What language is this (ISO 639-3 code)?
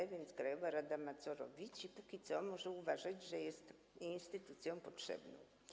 pol